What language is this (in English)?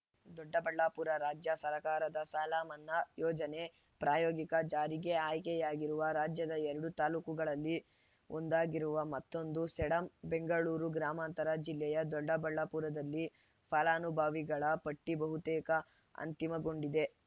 Kannada